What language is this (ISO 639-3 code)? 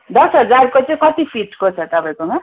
nep